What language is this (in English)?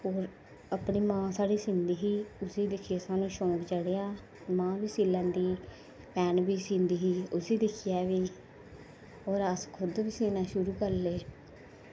Dogri